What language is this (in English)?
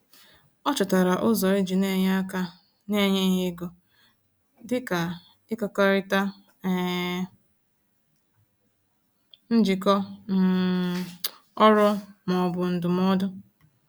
Igbo